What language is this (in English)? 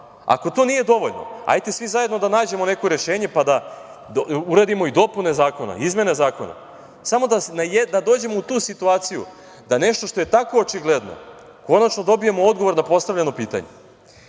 Serbian